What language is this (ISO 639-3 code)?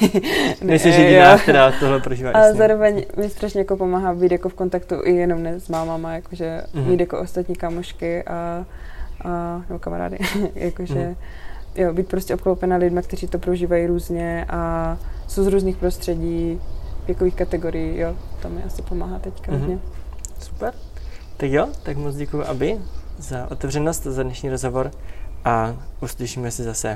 ces